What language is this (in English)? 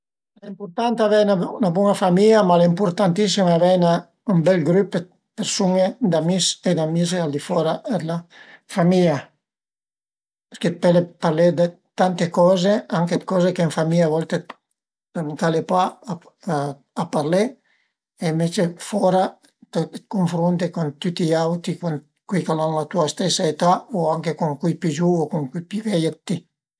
Piedmontese